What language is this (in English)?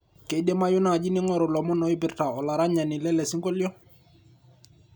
Masai